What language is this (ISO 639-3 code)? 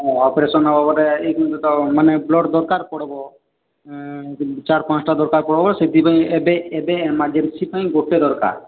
ori